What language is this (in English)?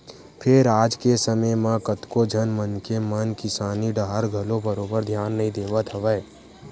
Chhattisgarhi